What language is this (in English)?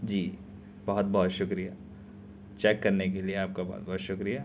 Urdu